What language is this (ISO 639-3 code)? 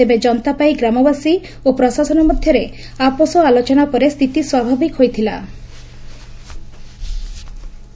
ori